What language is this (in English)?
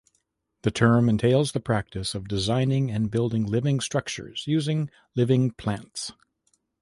English